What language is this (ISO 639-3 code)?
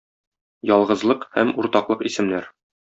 tat